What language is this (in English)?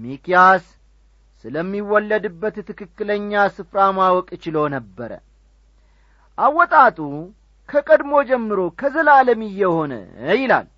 Amharic